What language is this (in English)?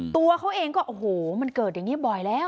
Thai